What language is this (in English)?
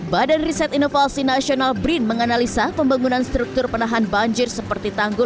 Indonesian